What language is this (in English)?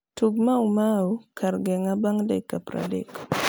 Luo (Kenya and Tanzania)